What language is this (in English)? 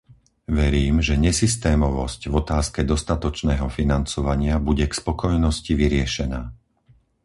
Slovak